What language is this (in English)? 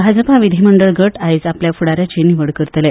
Konkani